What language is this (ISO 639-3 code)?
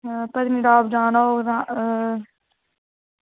doi